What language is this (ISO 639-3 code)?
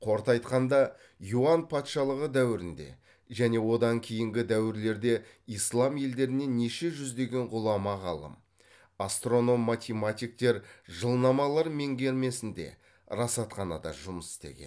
kaz